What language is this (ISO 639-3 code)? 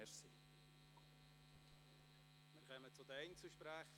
gsw